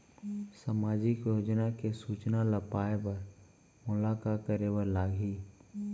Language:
Chhattisgarhi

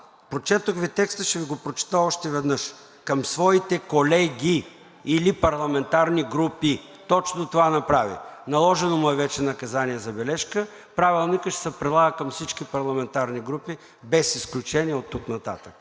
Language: Bulgarian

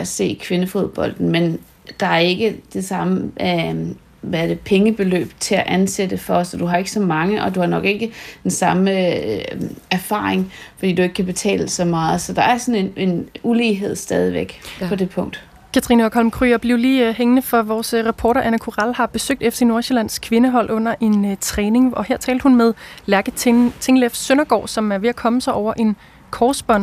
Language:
Danish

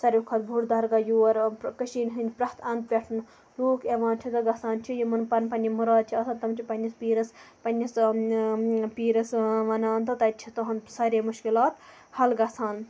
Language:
Kashmiri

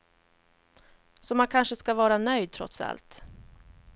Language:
Swedish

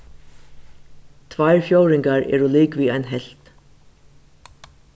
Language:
Faroese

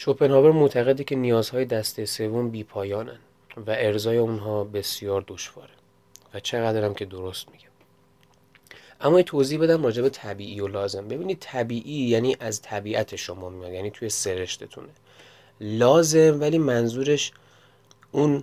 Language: Persian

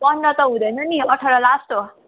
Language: Nepali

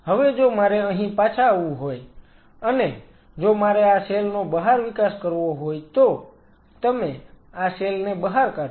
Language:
Gujarati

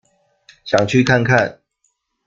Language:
Chinese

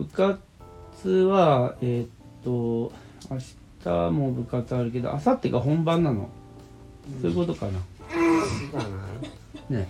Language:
Japanese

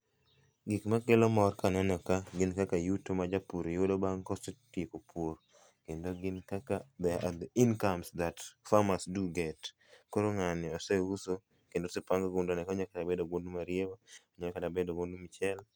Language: Luo (Kenya and Tanzania)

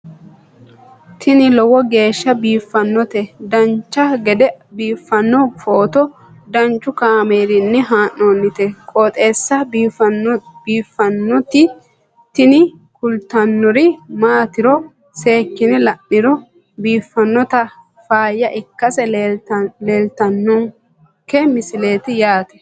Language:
Sidamo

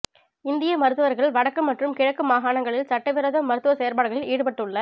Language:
Tamil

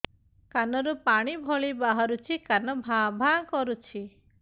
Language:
Odia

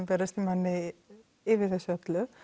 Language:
Icelandic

